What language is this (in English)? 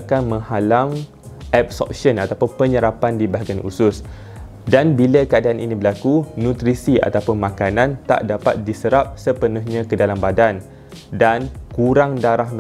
Malay